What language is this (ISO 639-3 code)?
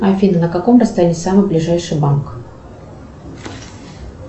rus